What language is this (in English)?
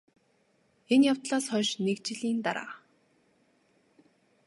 Mongolian